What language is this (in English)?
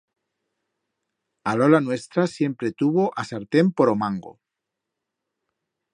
Aragonese